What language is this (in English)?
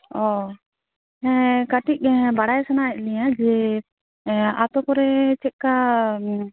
Santali